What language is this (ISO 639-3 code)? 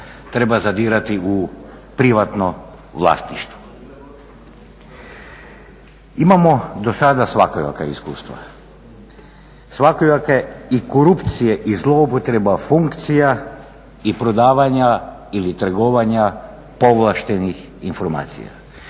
hrv